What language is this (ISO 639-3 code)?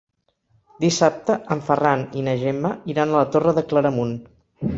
cat